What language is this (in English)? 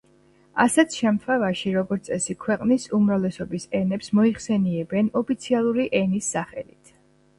Georgian